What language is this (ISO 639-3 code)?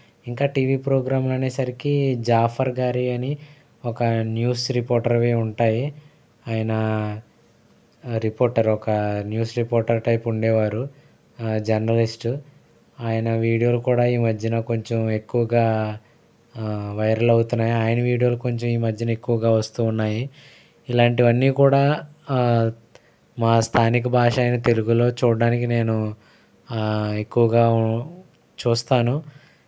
tel